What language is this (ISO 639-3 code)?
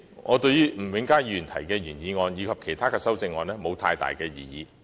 yue